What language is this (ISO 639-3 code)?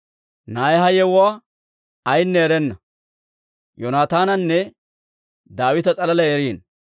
dwr